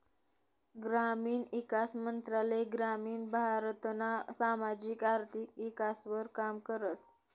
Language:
Marathi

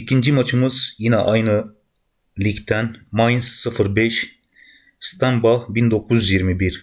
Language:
Turkish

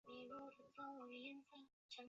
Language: Chinese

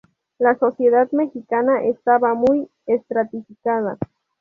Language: Spanish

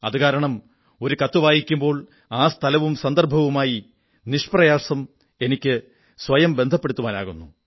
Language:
Malayalam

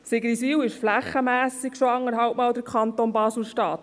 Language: Swiss German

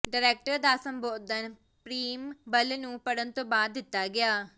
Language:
Punjabi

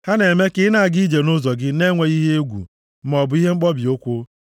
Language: Igbo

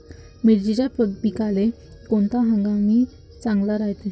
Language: Marathi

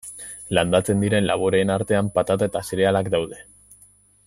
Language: Basque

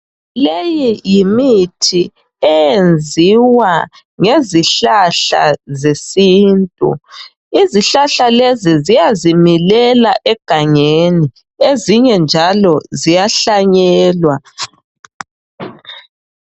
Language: North Ndebele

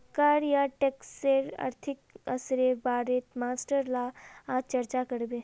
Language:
Magahi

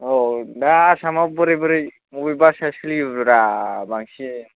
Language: Bodo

